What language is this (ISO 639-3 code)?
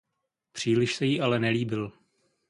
ces